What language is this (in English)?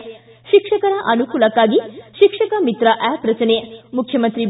Kannada